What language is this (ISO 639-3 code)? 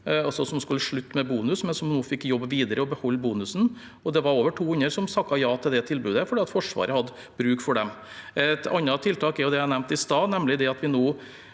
nor